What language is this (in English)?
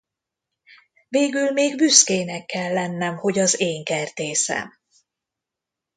Hungarian